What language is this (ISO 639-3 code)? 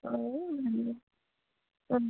asm